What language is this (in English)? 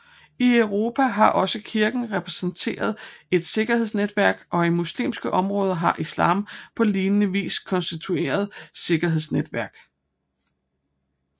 Danish